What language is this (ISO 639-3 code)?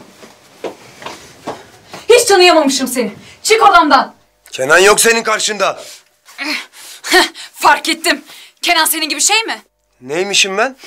tur